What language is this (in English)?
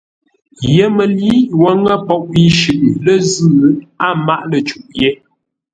Ngombale